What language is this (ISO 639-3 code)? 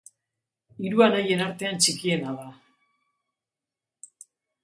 eus